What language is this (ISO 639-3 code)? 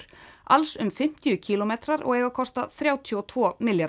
isl